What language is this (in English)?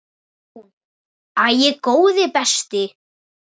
Icelandic